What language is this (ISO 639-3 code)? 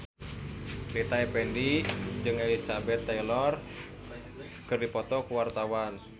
sun